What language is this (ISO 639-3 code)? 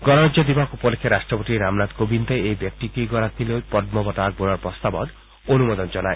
asm